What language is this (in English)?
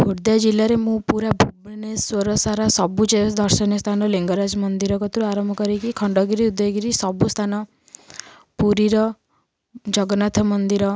Odia